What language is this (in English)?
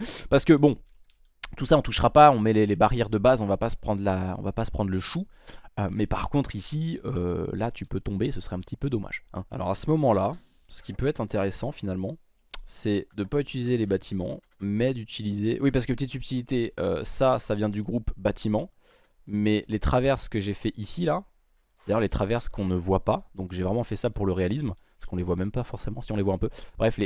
French